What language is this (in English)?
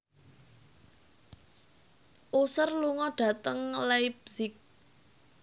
Javanese